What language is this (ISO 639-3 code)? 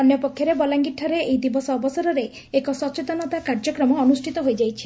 ori